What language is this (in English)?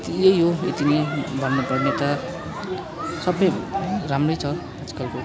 Nepali